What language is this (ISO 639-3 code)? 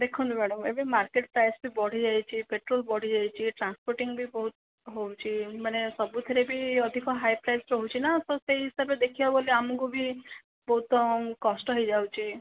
ori